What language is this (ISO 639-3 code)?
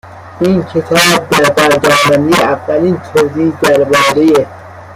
fas